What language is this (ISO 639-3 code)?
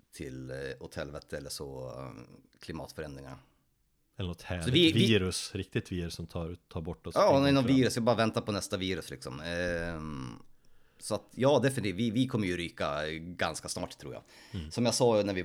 swe